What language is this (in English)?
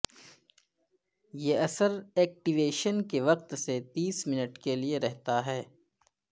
Urdu